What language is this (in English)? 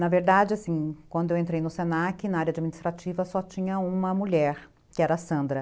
Portuguese